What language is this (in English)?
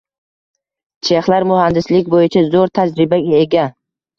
Uzbek